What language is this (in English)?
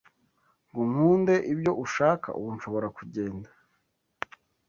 Kinyarwanda